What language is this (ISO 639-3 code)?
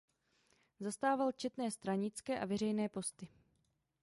ces